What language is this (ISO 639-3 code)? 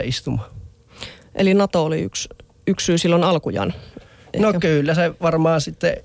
fin